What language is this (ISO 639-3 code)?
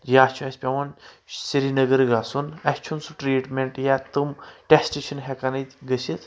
kas